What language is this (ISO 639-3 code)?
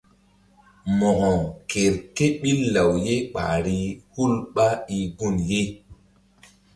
mdd